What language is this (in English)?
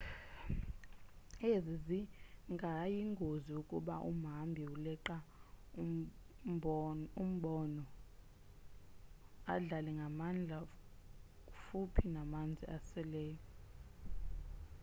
Xhosa